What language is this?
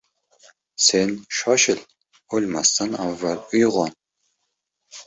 Uzbek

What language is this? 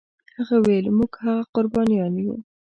Pashto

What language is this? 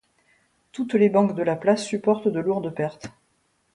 French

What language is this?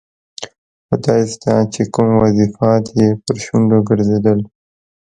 Pashto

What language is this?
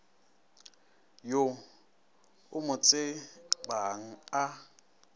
Northern Sotho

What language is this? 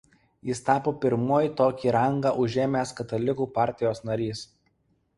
Lithuanian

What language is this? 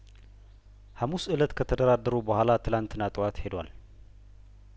Amharic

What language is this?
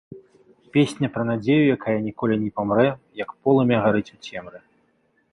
Belarusian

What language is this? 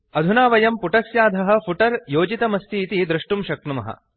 Sanskrit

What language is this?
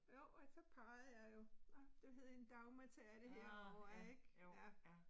Danish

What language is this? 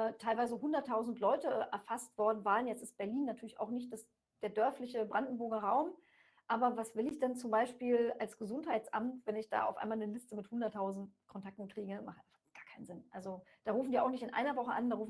German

